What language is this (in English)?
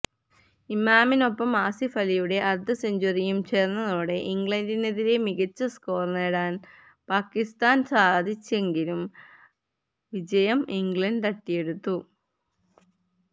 Malayalam